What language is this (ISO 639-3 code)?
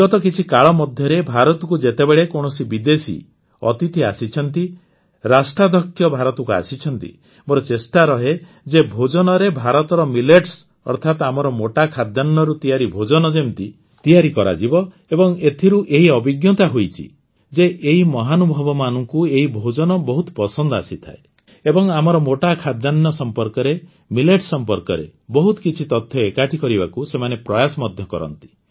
ori